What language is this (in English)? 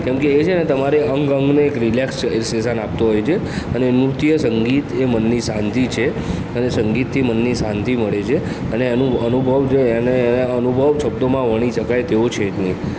Gujarati